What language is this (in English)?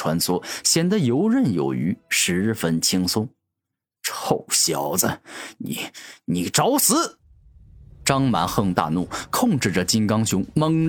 Chinese